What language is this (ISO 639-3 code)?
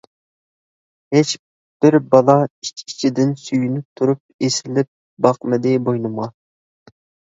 uig